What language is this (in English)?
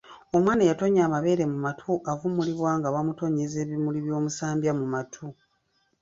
Ganda